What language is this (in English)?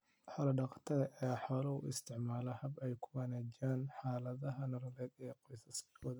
Somali